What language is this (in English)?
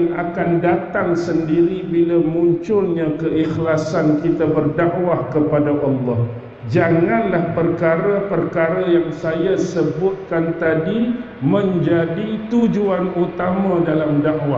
Malay